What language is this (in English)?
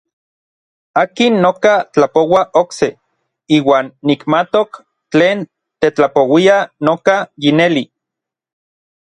Orizaba Nahuatl